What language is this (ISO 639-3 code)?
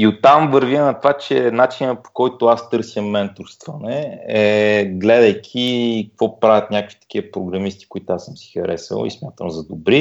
bul